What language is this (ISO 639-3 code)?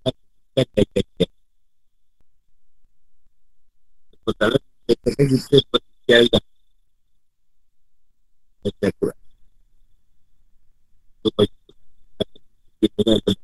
msa